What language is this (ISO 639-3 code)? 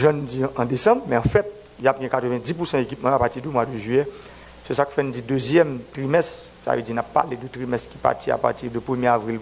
fra